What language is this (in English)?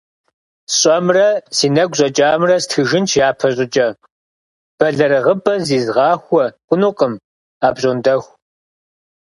Kabardian